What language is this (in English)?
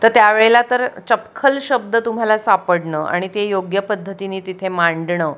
Marathi